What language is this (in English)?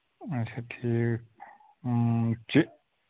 Kashmiri